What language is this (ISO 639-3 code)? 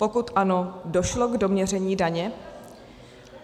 ces